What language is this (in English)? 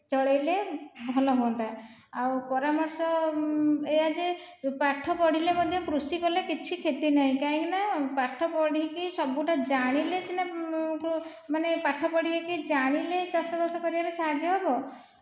Odia